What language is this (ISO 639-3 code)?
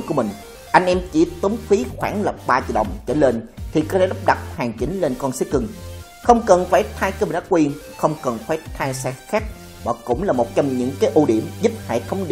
vie